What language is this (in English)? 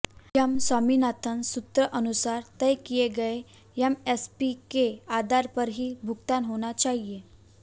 Hindi